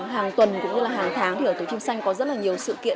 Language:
Vietnamese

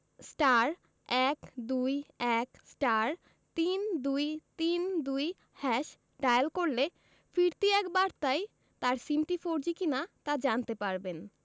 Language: Bangla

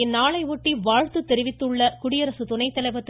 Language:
Tamil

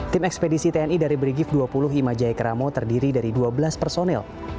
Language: Indonesian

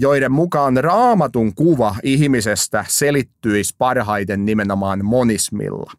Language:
Finnish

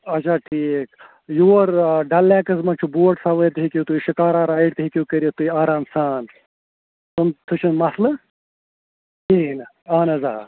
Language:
Kashmiri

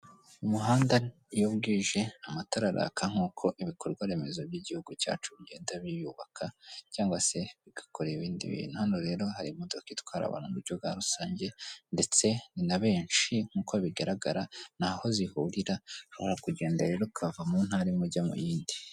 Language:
Kinyarwanda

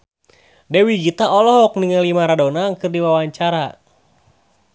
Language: Sundanese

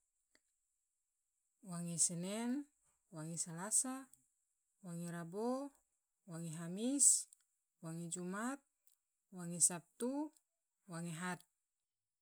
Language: Tidore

